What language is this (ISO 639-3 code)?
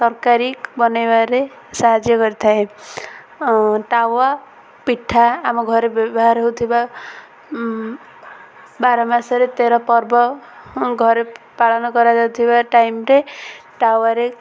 ori